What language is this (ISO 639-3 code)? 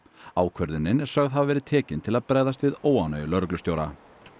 isl